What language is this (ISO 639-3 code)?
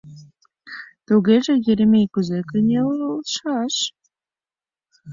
chm